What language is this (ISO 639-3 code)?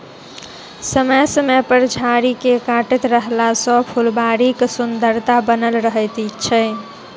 mai